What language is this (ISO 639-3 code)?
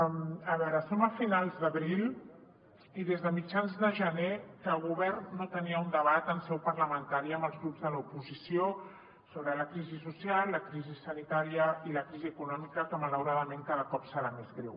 cat